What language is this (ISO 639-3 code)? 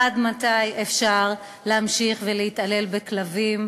heb